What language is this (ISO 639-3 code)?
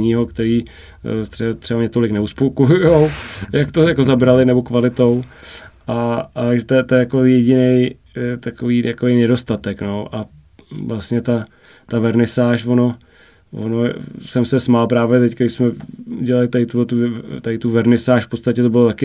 ces